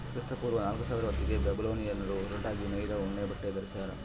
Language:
Kannada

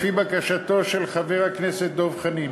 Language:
Hebrew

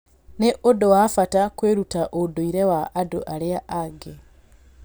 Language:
Kikuyu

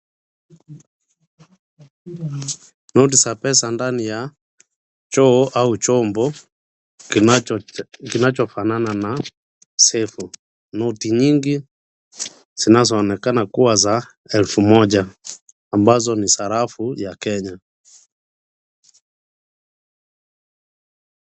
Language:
Swahili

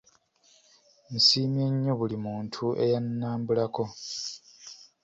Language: Ganda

